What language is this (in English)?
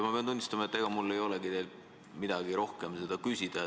Estonian